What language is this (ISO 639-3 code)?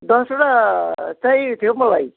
nep